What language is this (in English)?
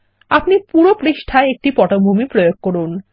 Bangla